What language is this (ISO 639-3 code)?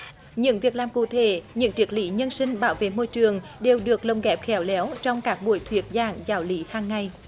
vie